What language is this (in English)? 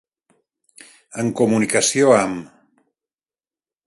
Catalan